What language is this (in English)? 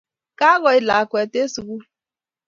Kalenjin